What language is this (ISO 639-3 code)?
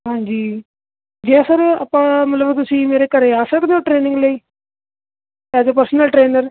pan